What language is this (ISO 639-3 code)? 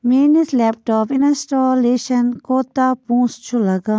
kas